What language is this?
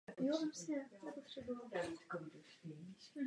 Czech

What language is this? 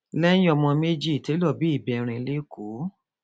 Yoruba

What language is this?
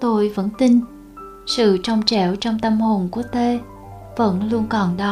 Vietnamese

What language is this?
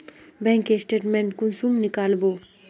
Magahi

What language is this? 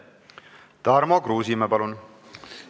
Estonian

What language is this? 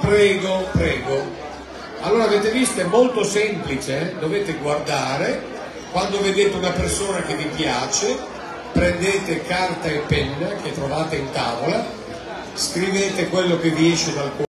Italian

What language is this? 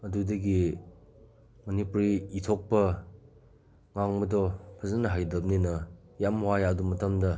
Manipuri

